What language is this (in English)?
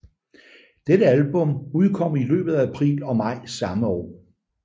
Danish